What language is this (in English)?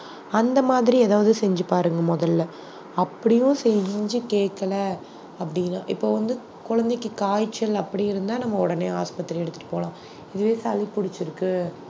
Tamil